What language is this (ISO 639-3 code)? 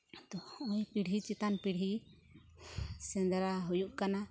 sat